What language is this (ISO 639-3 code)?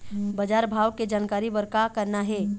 hne